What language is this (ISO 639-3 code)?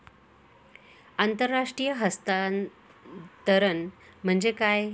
mar